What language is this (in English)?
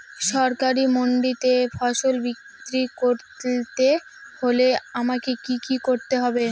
Bangla